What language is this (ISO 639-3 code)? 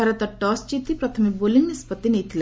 ori